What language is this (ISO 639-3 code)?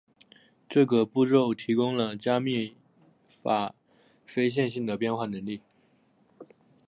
zho